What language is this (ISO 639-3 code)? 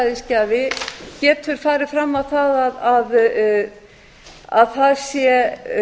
isl